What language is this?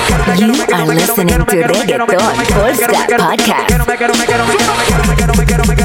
Polish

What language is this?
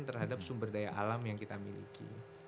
Indonesian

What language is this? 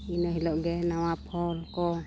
Santali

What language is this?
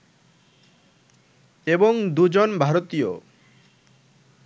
Bangla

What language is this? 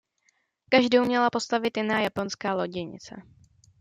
Czech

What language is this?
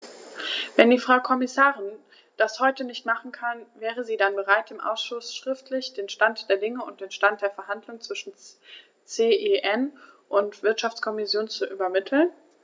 German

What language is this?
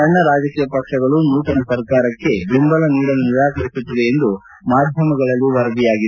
Kannada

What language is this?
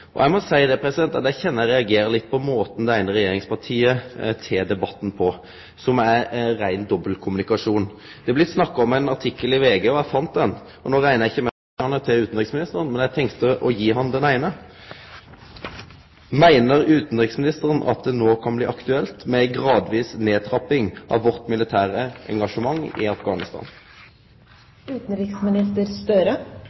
Norwegian Nynorsk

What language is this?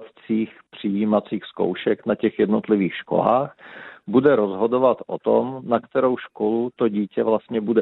Czech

